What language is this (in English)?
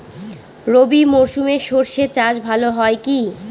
Bangla